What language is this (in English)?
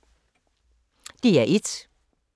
Danish